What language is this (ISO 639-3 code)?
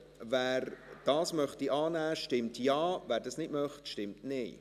gsw